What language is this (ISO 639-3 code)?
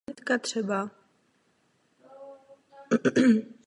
ces